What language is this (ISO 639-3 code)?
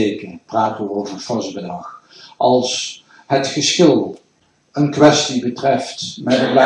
nld